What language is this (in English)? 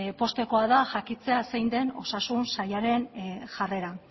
Basque